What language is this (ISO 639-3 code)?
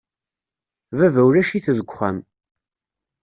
kab